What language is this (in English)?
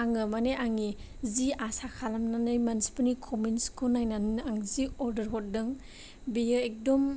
Bodo